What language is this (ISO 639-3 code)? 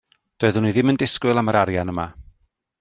cym